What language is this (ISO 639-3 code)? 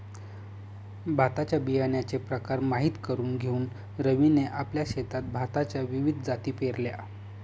mar